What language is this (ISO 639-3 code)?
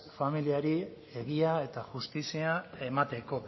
eus